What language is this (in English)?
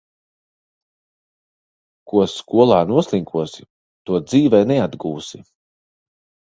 Latvian